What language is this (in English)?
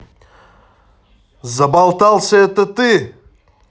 Russian